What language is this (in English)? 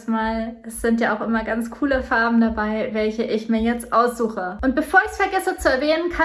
German